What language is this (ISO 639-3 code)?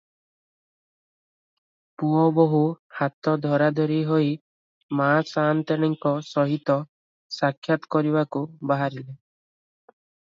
ori